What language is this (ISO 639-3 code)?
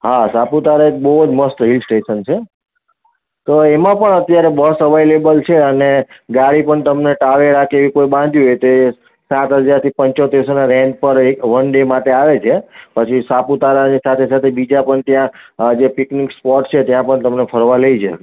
guj